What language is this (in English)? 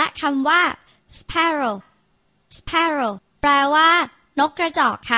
Thai